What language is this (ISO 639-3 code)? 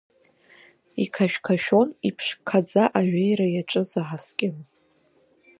abk